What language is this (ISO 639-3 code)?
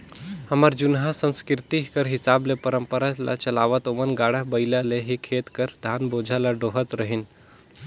hne